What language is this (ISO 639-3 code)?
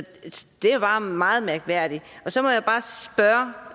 dan